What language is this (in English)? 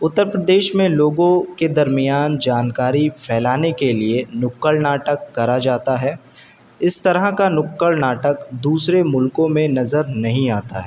Urdu